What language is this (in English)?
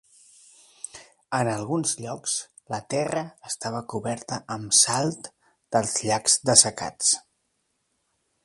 Catalan